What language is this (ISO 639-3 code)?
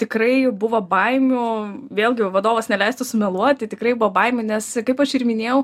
lit